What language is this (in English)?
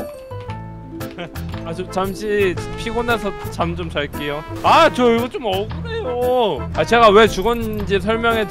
Korean